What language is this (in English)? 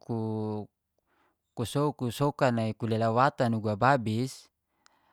Geser-Gorom